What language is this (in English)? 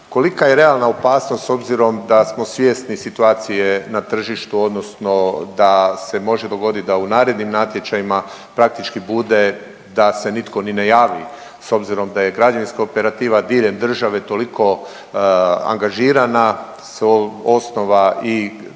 Croatian